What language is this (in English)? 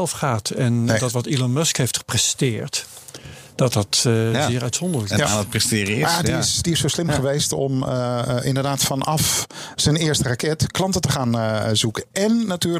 Dutch